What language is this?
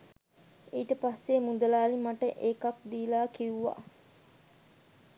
Sinhala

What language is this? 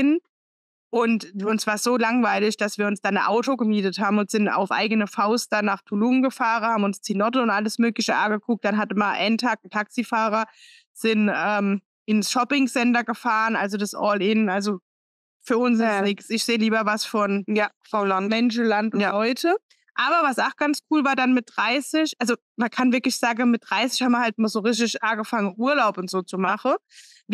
German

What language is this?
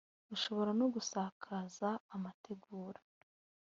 Kinyarwanda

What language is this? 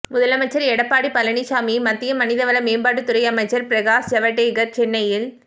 Tamil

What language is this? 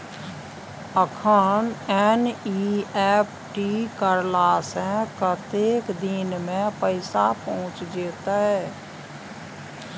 Maithili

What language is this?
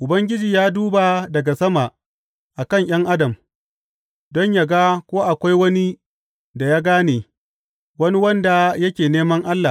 Hausa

